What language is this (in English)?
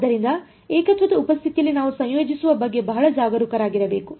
Kannada